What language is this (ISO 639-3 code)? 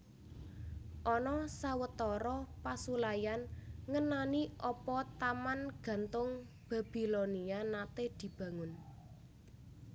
jav